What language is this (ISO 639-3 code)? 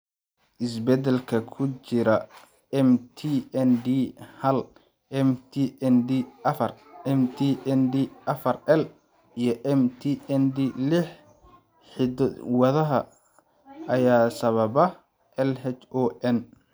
som